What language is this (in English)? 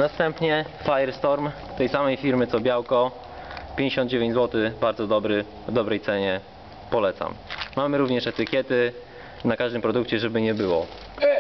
Polish